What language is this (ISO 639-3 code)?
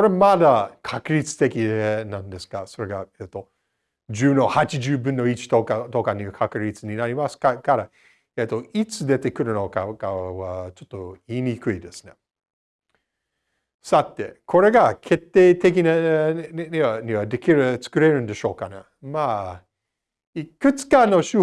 jpn